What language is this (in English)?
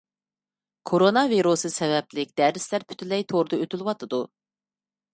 Uyghur